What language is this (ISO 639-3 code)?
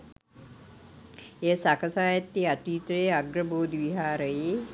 sin